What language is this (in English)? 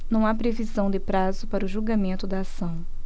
Portuguese